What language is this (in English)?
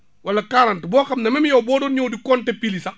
Wolof